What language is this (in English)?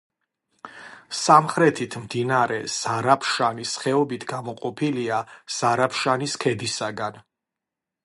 Georgian